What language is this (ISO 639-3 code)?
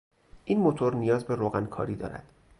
fas